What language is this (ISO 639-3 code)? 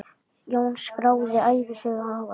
isl